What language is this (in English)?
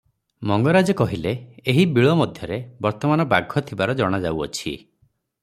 Odia